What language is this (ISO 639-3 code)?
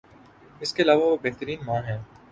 urd